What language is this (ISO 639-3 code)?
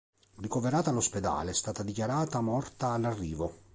ita